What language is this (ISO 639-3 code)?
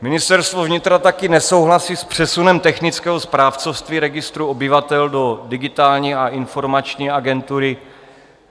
ces